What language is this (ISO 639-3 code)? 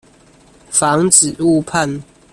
zho